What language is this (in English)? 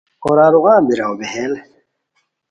Khowar